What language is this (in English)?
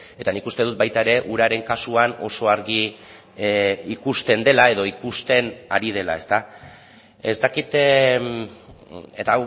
Basque